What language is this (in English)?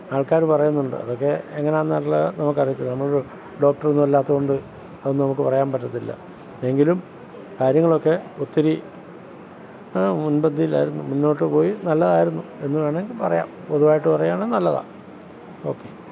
Malayalam